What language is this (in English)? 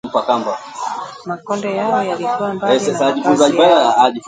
Swahili